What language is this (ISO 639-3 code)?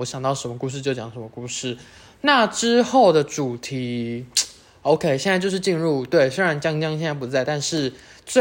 zho